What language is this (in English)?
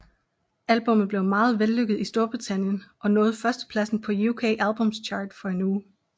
Danish